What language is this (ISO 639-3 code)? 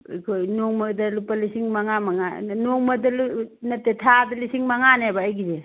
mni